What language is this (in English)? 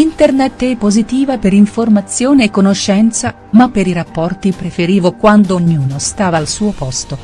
Italian